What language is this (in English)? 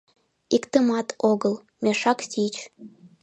Mari